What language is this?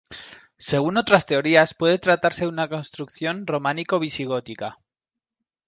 Spanish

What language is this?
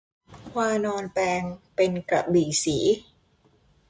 Thai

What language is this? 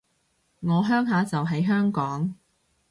Cantonese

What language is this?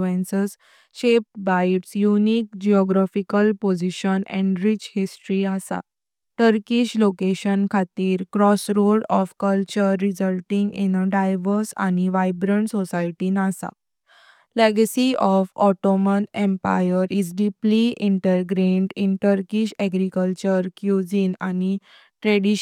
Konkani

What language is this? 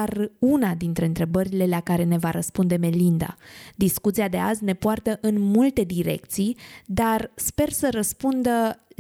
Romanian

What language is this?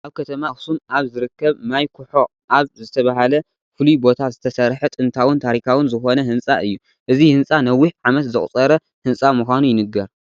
Tigrinya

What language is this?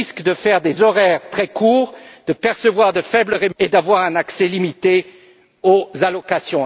French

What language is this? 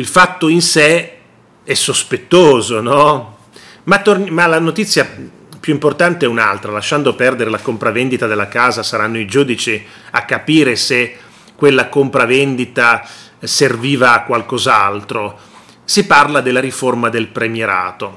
Italian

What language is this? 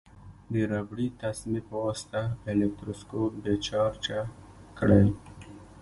Pashto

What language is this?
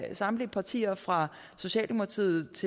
Danish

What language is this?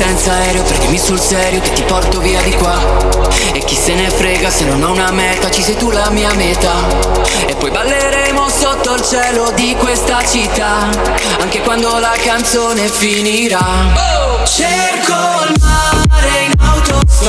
Italian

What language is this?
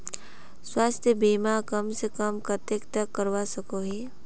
Magahi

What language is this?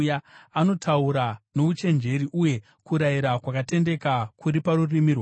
Shona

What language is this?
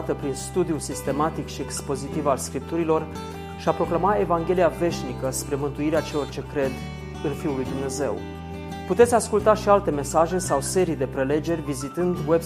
Romanian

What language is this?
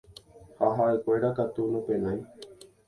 Guarani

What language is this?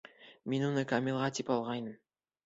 Bashkir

